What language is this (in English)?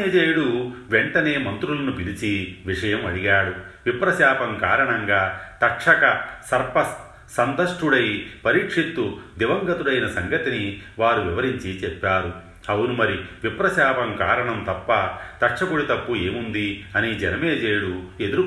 Telugu